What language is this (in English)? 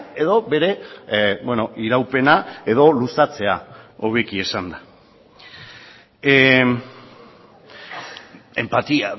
Basque